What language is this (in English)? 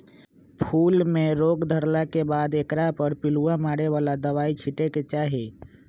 Magahi